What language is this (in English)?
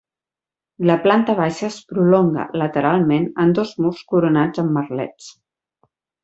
Catalan